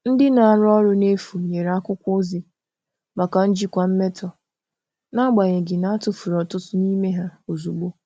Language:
Igbo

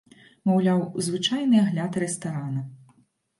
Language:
Belarusian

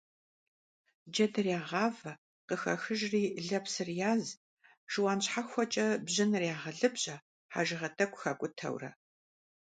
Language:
Kabardian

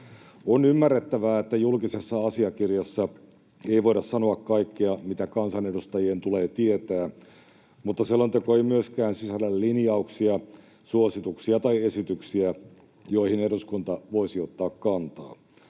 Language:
Finnish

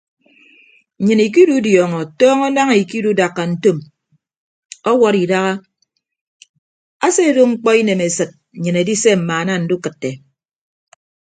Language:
Ibibio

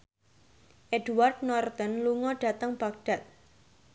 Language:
Javanese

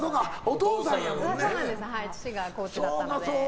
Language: Japanese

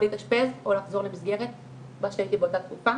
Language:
Hebrew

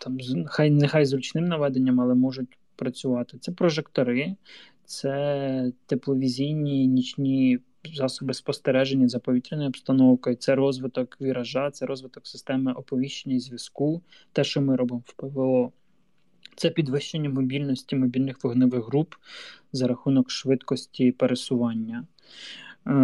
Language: Ukrainian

